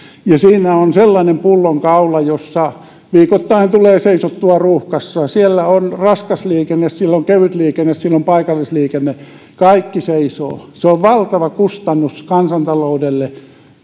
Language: Finnish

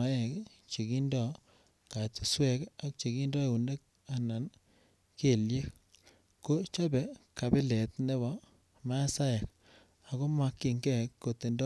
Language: Kalenjin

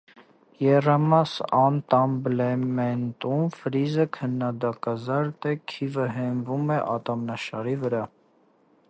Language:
Armenian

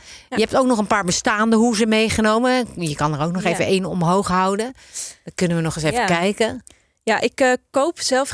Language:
Dutch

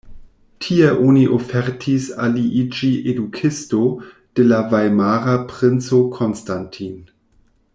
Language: Esperanto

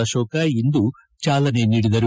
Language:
Kannada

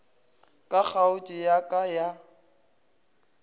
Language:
Northern Sotho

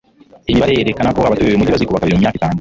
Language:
Kinyarwanda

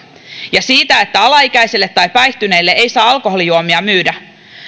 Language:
Finnish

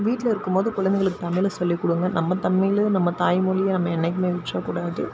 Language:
Tamil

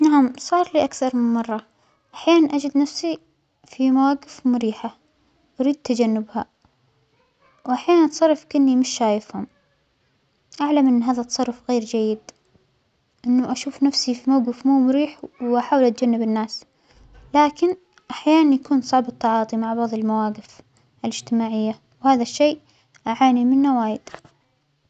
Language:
Omani Arabic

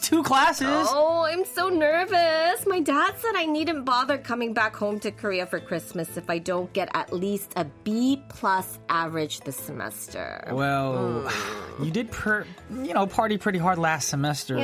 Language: English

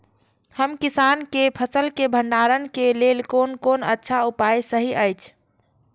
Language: Maithili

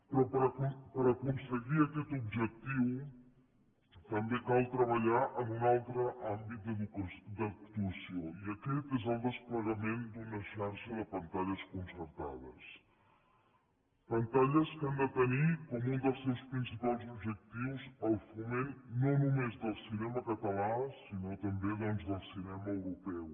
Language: Catalan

